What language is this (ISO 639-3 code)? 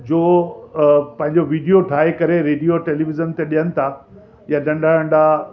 snd